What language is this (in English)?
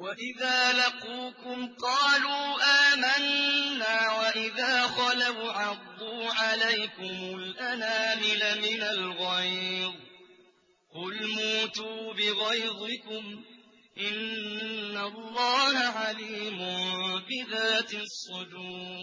Arabic